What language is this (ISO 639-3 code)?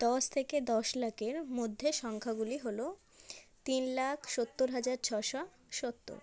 ben